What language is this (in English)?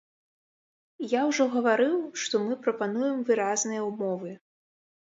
Belarusian